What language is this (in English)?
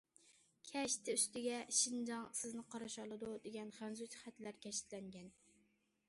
Uyghur